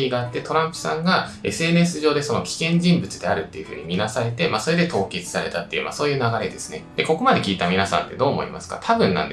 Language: Japanese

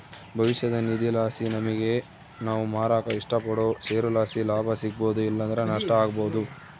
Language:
Kannada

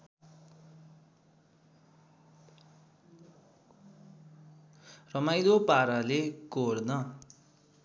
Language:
Nepali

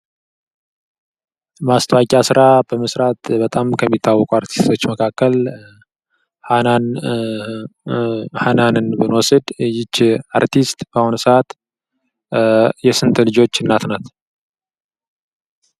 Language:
Amharic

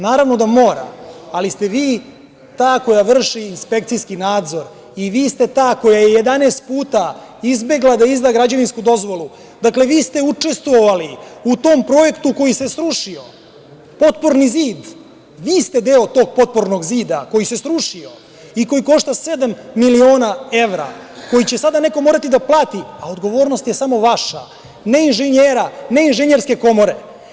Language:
Serbian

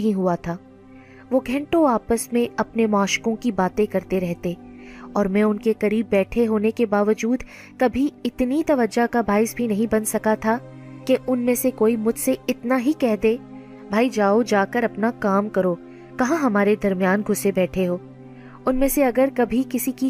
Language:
Urdu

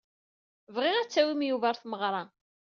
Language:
Kabyle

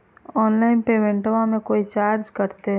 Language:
Magahi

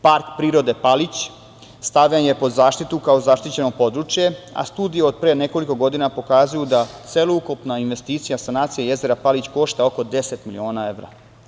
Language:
Serbian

